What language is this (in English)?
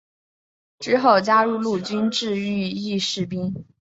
Chinese